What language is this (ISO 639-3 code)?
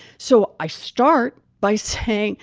eng